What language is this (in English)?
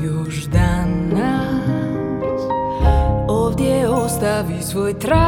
Croatian